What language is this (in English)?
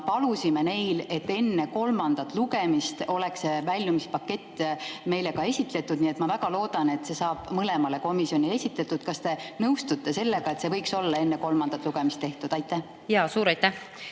Estonian